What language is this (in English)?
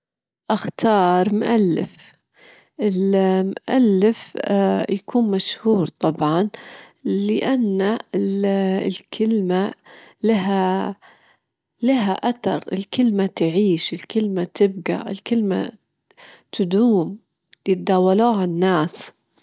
Gulf Arabic